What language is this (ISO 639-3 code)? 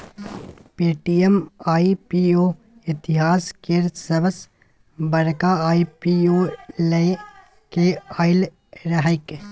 mai